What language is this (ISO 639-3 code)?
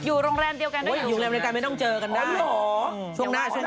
tha